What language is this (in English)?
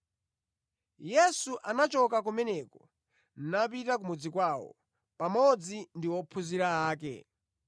Nyanja